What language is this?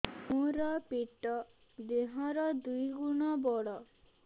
Odia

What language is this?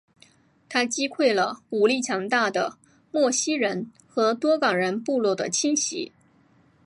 Chinese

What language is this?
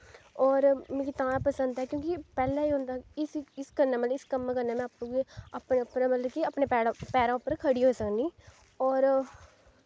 Dogri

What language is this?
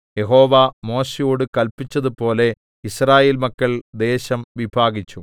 Malayalam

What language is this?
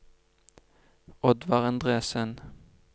Norwegian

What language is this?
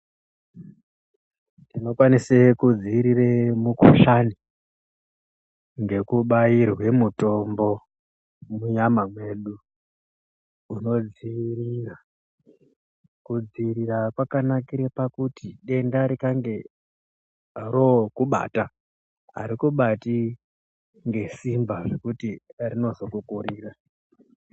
Ndau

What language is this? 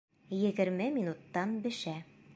Bashkir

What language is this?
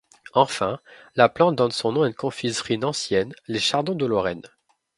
French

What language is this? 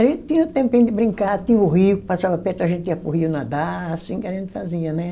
Portuguese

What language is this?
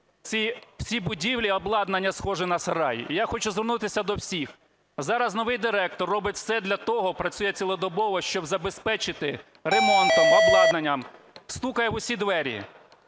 Ukrainian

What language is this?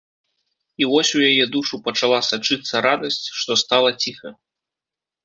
Belarusian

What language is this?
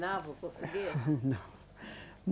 Portuguese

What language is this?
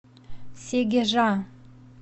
Russian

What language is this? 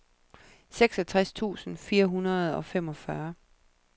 Danish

